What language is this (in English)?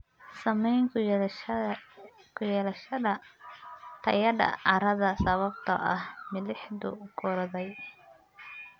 Somali